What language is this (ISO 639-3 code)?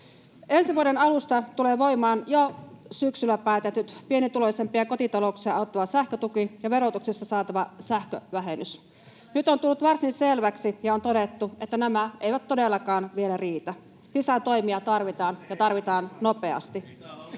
fin